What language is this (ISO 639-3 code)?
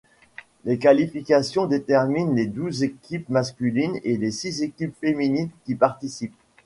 fra